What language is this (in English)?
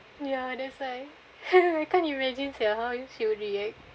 English